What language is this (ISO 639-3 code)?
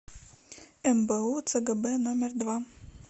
rus